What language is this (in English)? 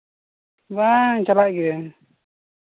Santali